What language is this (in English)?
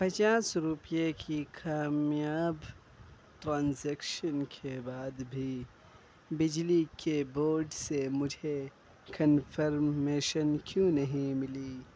Urdu